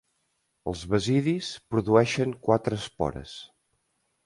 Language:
Catalan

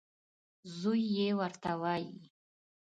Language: Pashto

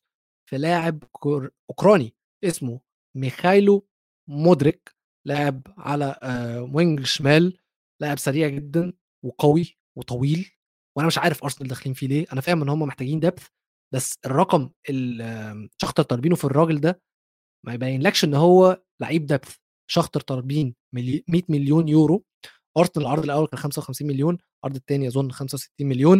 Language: Arabic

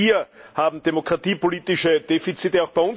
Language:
German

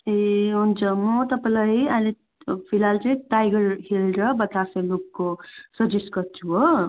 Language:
Nepali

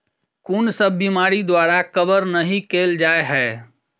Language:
Maithili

